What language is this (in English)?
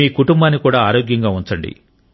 Telugu